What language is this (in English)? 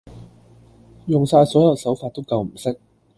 Cantonese